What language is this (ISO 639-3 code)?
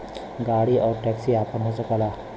bho